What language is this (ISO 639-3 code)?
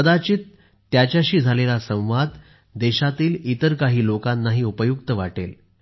mar